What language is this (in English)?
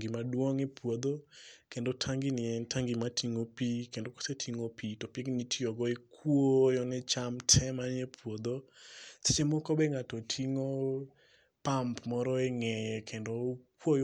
Luo (Kenya and Tanzania)